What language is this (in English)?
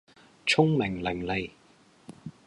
Cantonese